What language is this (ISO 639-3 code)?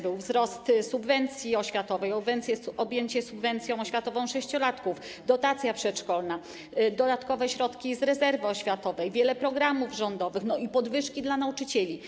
pol